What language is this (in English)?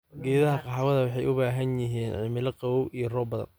Somali